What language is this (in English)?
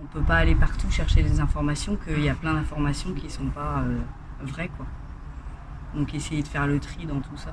French